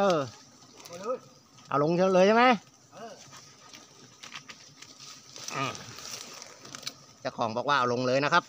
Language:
Thai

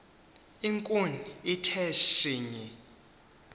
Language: Xhosa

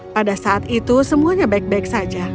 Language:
Indonesian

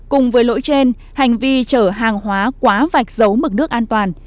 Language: Vietnamese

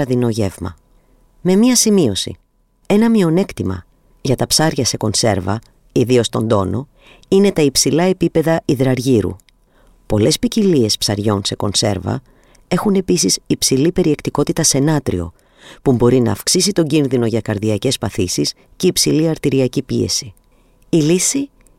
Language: Greek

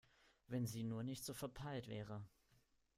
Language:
German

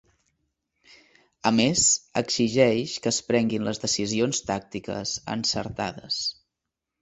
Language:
Catalan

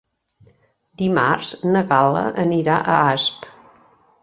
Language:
Catalan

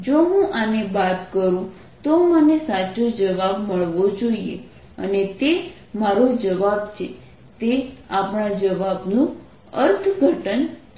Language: Gujarati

